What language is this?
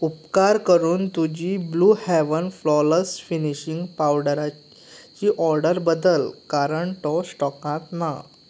Konkani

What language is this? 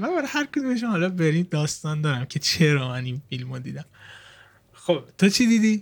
Persian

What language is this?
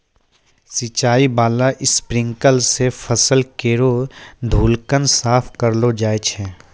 Maithili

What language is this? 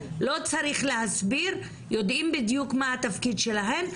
Hebrew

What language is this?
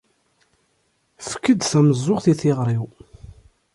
Kabyle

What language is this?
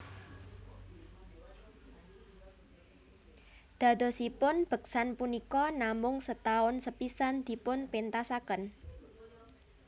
Javanese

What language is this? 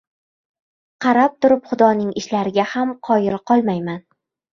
Uzbek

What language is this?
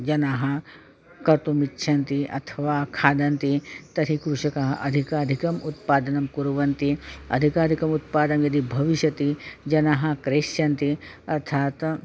Sanskrit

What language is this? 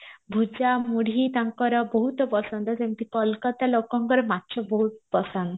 Odia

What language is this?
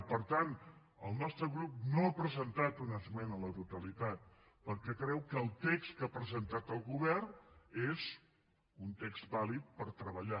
Catalan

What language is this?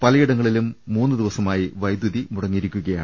Malayalam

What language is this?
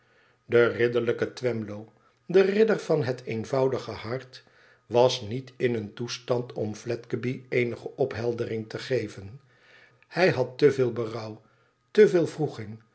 Dutch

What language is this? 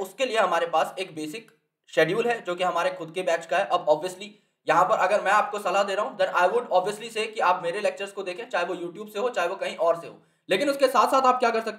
Hindi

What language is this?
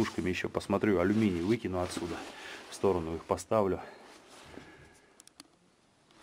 Russian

